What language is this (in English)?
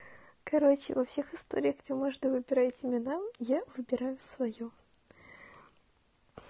Russian